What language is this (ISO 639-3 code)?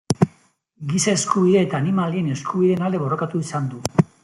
eus